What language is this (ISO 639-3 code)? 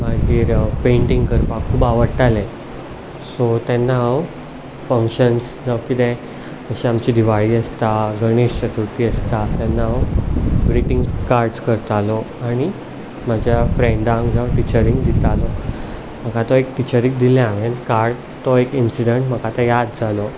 kok